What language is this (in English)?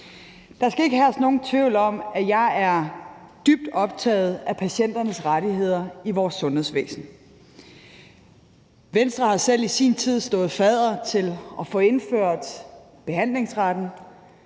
Danish